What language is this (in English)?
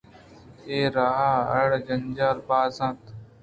Eastern Balochi